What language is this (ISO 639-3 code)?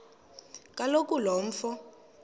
xho